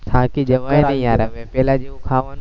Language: Gujarati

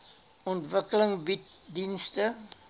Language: Afrikaans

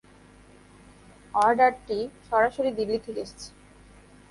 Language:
Bangla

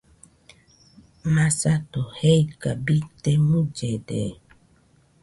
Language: Nüpode Huitoto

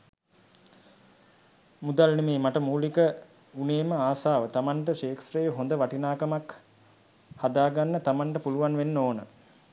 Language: Sinhala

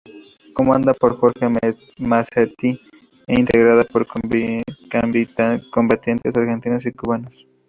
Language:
Spanish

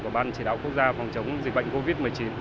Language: Vietnamese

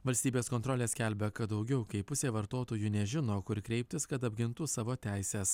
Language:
Lithuanian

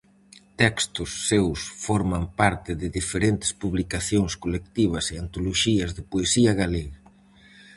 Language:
Galician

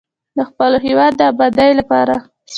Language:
Pashto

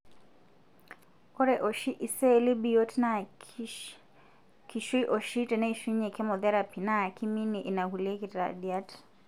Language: Masai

